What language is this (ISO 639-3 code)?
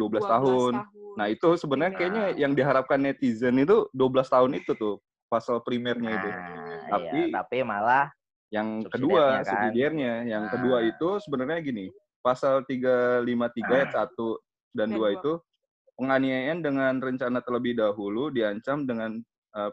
ind